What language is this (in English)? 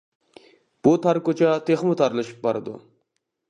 Uyghur